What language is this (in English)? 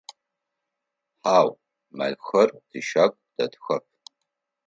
Adyghe